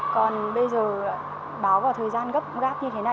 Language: Vietnamese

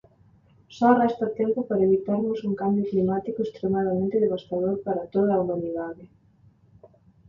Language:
Galician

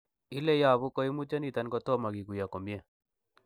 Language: Kalenjin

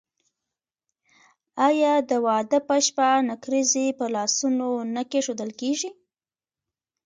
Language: Pashto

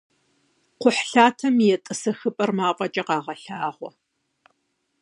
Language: Kabardian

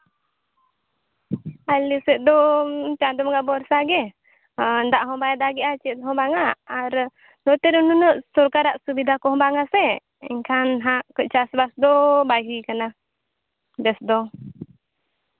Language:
Santali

